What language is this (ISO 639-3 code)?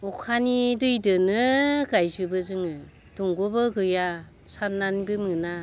brx